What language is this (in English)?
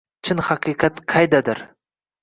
Uzbek